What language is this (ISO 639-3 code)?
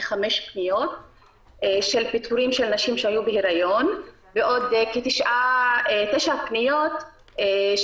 heb